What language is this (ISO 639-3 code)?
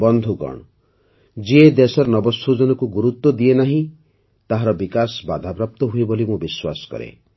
ori